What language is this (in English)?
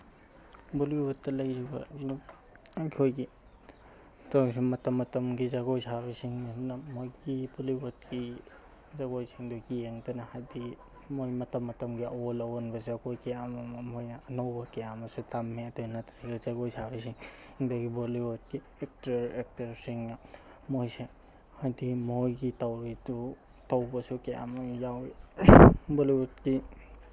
Manipuri